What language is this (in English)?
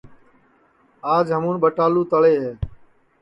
Sansi